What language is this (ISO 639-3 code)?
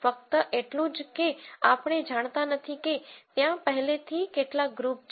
guj